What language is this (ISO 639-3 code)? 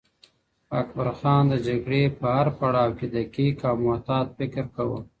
pus